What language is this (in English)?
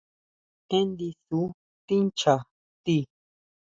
Huautla Mazatec